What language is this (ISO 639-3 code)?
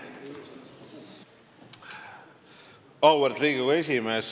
est